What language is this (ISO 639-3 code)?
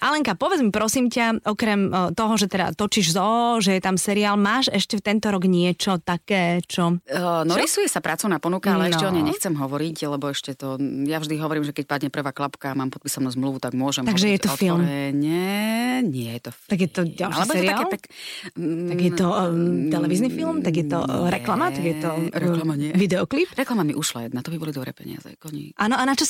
slk